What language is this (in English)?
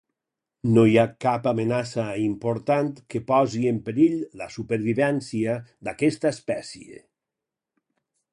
Catalan